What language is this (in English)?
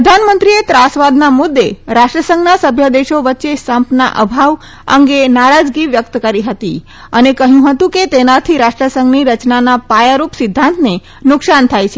Gujarati